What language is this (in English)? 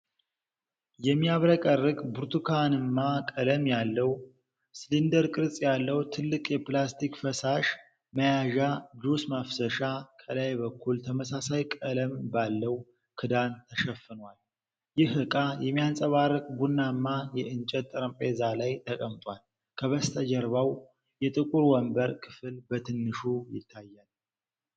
Amharic